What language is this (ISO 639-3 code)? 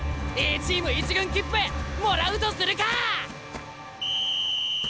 jpn